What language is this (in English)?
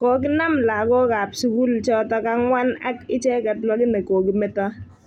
Kalenjin